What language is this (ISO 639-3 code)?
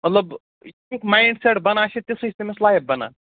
kas